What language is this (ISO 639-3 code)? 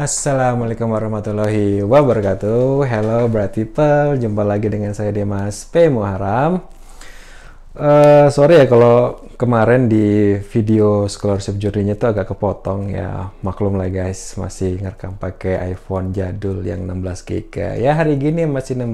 ind